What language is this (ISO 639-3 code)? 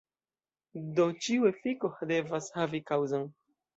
epo